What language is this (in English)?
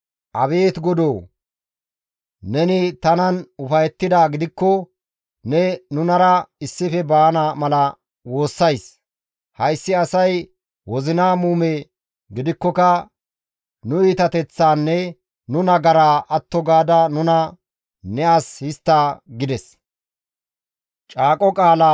Gamo